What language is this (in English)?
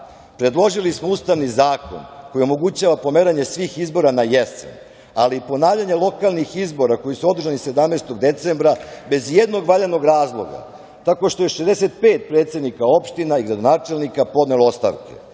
Serbian